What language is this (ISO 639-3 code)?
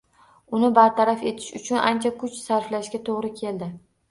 uzb